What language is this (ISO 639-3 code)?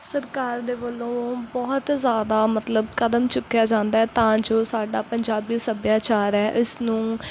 pan